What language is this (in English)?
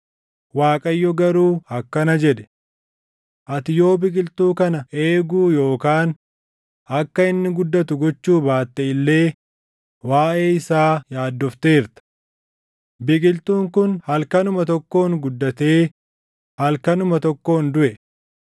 Oromo